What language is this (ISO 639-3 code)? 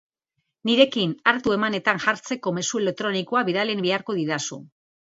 eus